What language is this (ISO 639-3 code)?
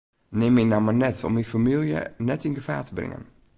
fry